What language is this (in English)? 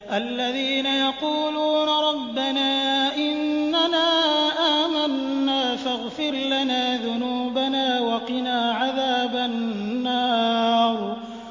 Arabic